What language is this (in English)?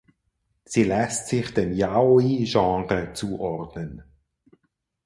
German